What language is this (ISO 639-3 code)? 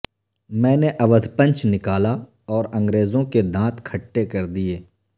urd